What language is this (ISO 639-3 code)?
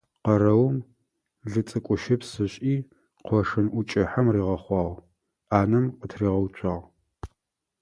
ady